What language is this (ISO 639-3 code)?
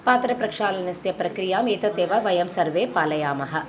san